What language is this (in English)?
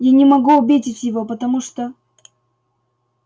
Russian